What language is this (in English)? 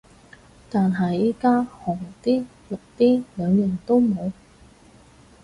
Cantonese